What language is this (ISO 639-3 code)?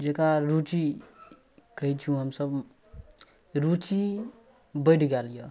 mai